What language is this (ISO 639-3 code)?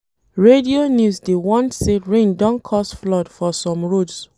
pcm